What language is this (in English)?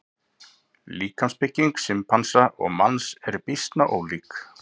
Icelandic